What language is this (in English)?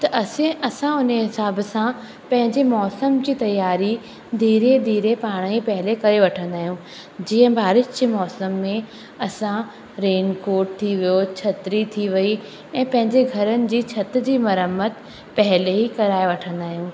Sindhi